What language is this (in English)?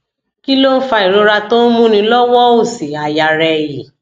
Yoruba